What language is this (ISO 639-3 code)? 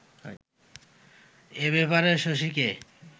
ben